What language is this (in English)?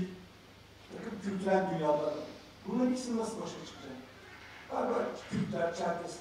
Turkish